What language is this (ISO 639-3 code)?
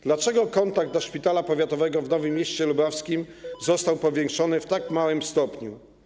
pol